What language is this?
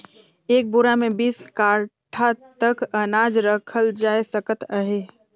Chhattisgarhi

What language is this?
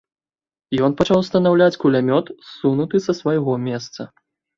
Belarusian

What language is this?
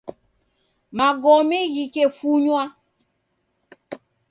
Taita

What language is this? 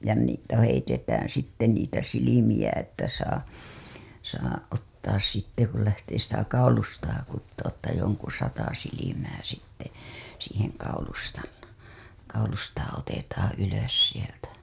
Finnish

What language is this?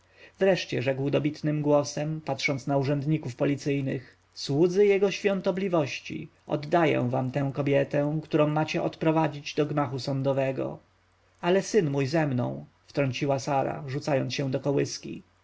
Polish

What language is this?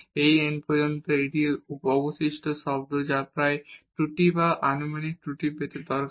Bangla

